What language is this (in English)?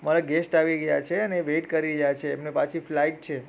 Gujarati